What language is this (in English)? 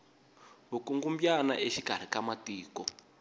Tsonga